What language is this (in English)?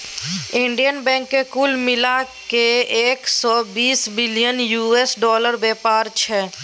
Maithili